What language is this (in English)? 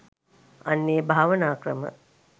Sinhala